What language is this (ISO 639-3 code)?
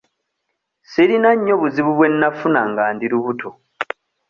lug